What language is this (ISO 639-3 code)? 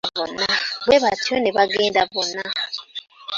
lug